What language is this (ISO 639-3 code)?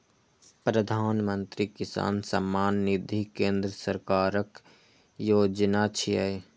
mai